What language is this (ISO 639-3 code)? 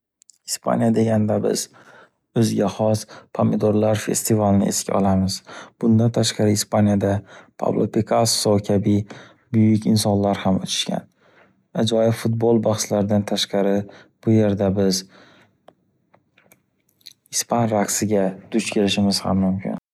uzb